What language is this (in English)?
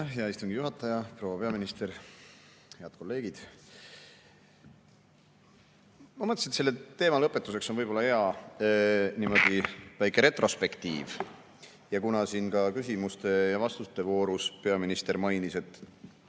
Estonian